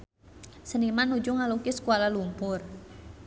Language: Sundanese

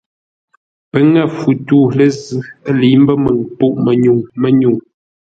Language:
Ngombale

